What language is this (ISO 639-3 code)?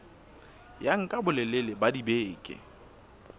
sot